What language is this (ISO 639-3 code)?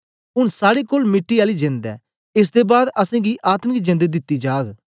doi